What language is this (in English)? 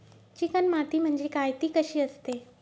Marathi